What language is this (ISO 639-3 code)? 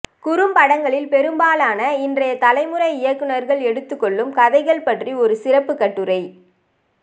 tam